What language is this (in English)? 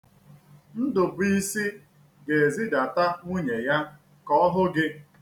Igbo